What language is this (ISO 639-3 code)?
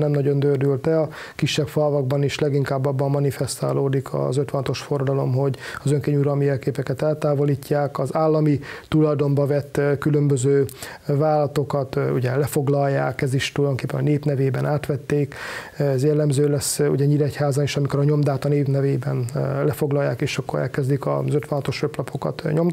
hun